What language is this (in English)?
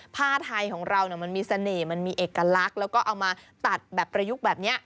Thai